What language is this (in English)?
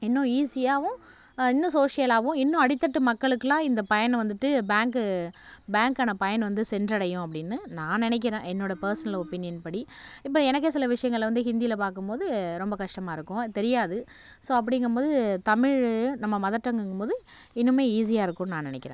Tamil